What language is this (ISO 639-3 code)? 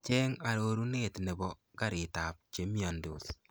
kln